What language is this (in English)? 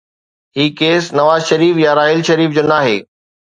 Sindhi